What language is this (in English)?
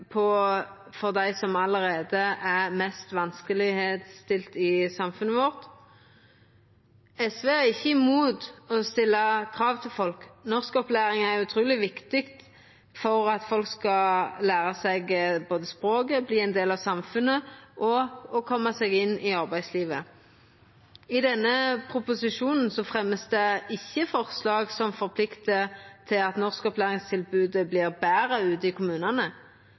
Norwegian Nynorsk